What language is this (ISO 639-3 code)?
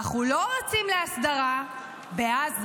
heb